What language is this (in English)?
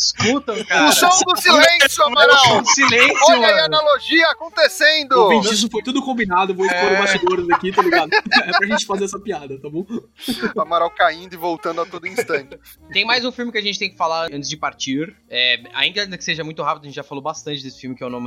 Portuguese